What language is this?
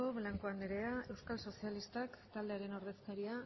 Basque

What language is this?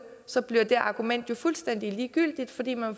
Danish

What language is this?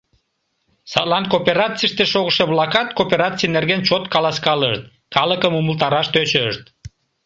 Mari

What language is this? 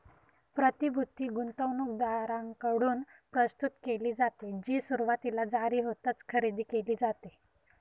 Marathi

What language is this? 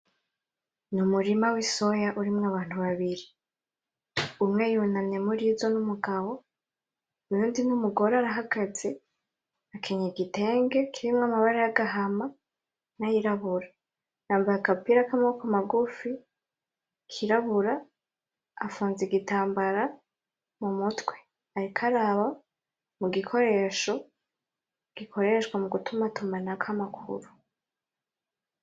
Rundi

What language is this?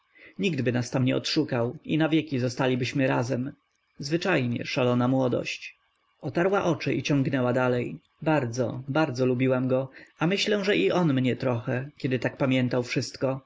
Polish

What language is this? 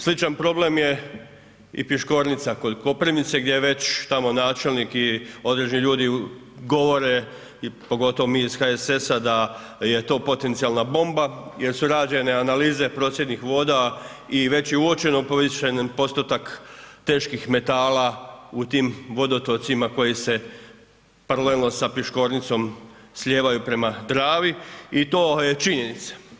Croatian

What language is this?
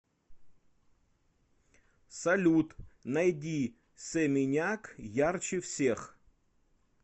Russian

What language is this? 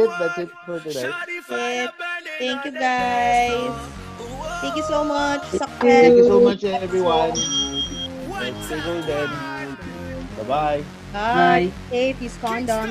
Filipino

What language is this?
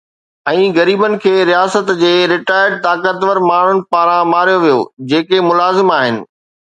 Sindhi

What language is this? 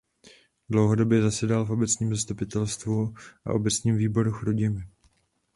Czech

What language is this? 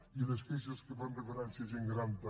Catalan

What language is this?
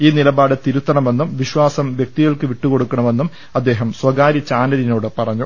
Malayalam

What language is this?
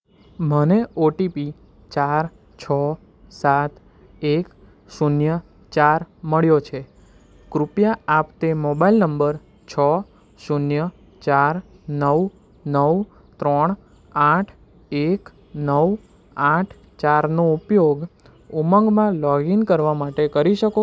Gujarati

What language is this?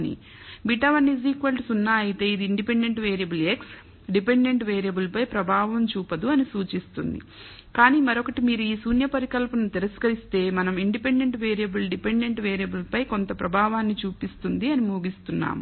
Telugu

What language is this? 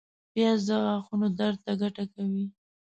Pashto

